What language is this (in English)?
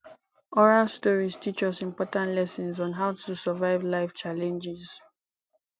Nigerian Pidgin